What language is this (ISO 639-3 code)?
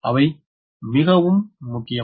tam